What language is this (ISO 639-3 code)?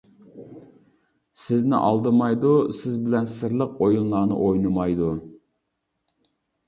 uig